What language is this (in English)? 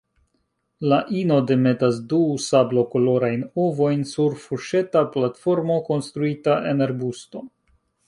Esperanto